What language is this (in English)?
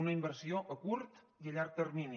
Catalan